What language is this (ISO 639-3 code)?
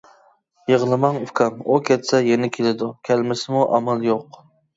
uig